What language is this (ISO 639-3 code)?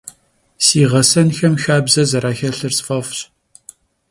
kbd